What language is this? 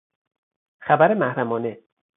Persian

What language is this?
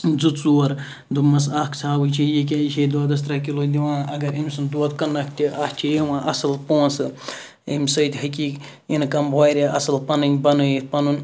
Kashmiri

